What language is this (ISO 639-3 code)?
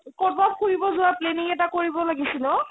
asm